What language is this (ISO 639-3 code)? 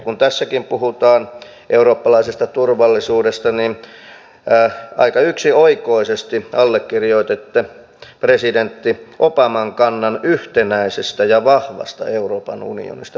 fin